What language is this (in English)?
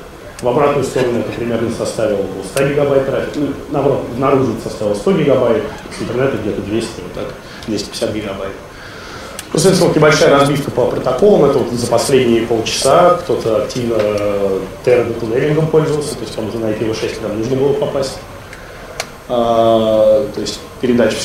Russian